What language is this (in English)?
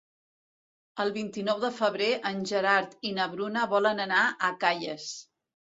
Catalan